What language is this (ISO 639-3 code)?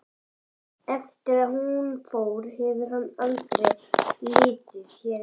isl